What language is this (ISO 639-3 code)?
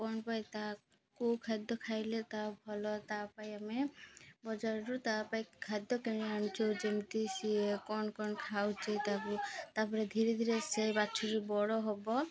ori